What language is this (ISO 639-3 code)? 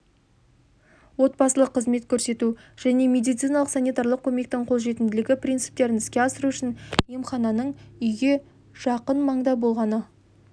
kaz